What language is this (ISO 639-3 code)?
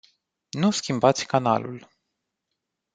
ron